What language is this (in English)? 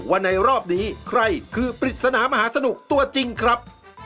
Thai